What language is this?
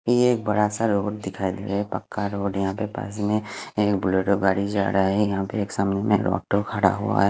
Hindi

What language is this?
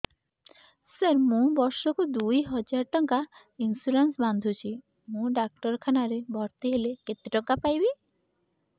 Odia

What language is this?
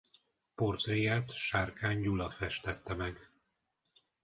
Hungarian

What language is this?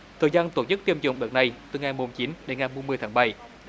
Vietnamese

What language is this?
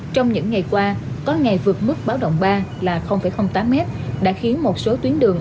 Vietnamese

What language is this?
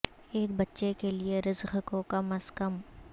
Urdu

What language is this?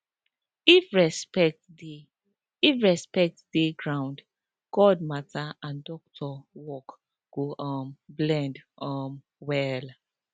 Nigerian Pidgin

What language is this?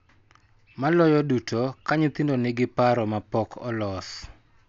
Luo (Kenya and Tanzania)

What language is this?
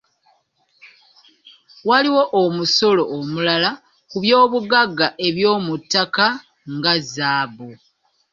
Ganda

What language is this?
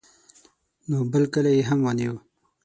Pashto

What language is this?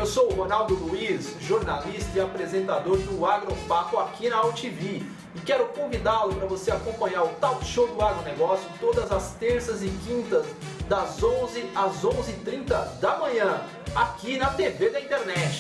Portuguese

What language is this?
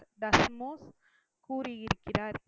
Tamil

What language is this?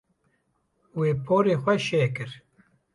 Kurdish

